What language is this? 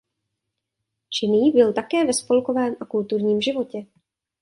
Czech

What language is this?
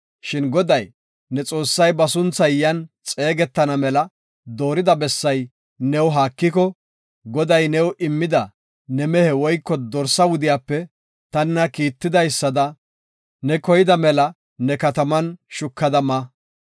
Gofa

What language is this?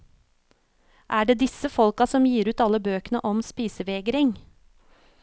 Norwegian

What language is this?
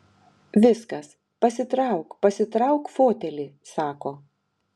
Lithuanian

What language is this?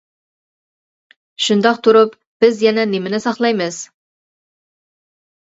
Uyghur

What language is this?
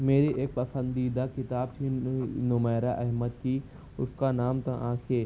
Urdu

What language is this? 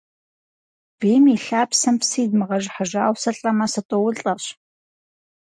Kabardian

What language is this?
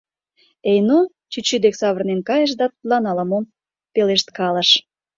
Mari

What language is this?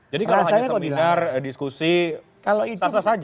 Indonesian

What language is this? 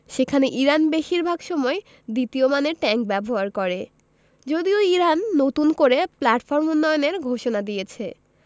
Bangla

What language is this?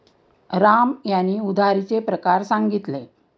Marathi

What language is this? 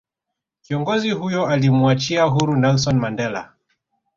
Swahili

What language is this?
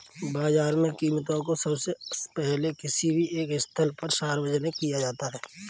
Hindi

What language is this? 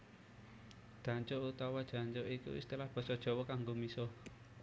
Javanese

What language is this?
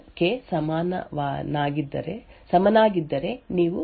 Kannada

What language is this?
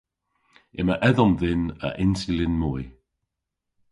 Cornish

